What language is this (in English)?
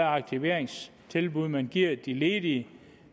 Danish